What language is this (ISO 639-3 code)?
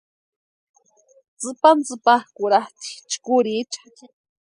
pua